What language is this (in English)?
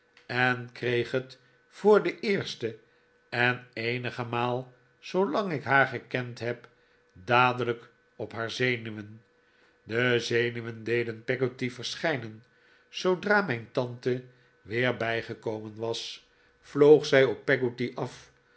Dutch